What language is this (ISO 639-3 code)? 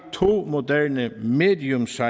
dan